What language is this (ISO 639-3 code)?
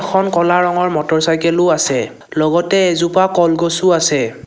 asm